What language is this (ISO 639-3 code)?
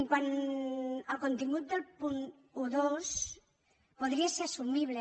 cat